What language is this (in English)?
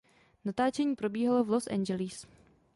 Czech